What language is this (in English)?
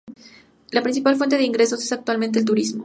Spanish